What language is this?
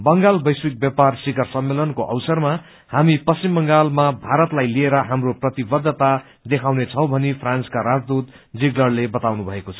Nepali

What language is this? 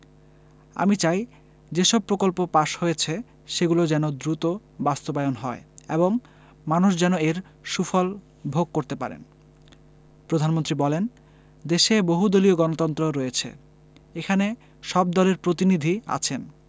Bangla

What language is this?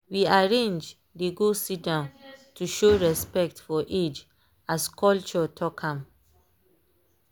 Nigerian Pidgin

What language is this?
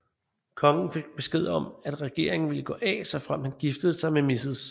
Danish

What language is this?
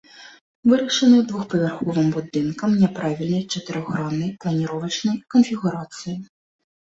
Belarusian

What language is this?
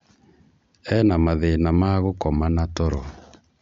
Kikuyu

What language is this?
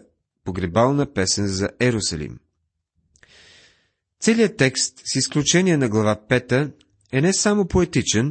Bulgarian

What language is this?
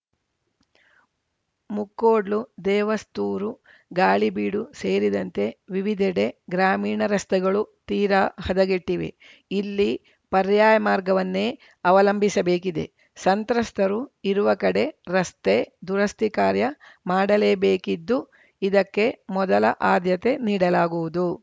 Kannada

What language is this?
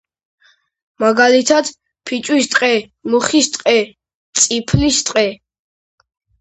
Georgian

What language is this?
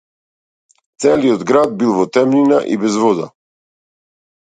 Macedonian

